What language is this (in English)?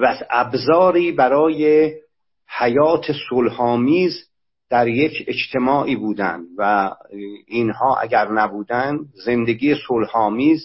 Persian